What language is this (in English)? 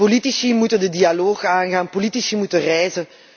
Dutch